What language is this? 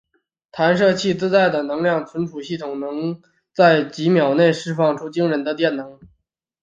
Chinese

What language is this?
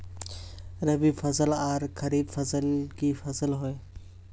Magahi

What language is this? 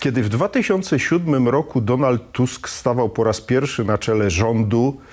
Polish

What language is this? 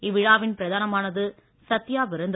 Tamil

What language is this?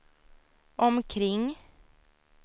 Swedish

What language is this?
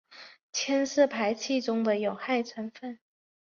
Chinese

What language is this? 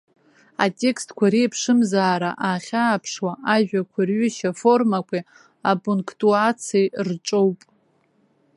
Abkhazian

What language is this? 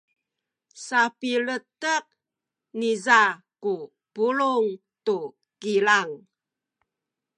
Sakizaya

